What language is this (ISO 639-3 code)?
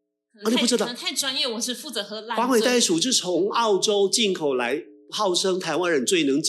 zho